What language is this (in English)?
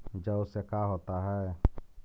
Magahi